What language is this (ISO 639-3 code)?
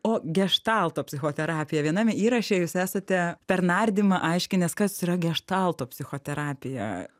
lit